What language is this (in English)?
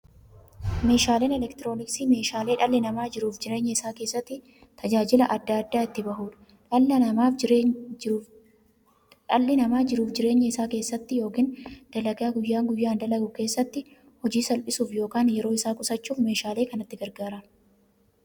Oromo